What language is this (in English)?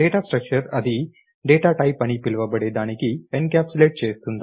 Telugu